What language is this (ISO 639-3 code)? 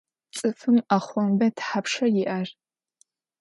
ady